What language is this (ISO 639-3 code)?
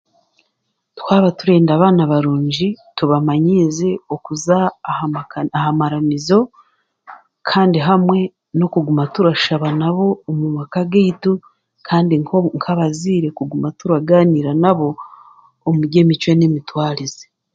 cgg